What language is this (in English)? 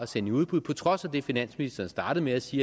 Danish